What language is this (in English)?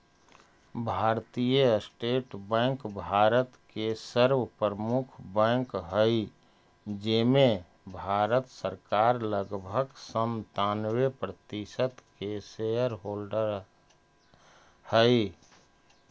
Magahi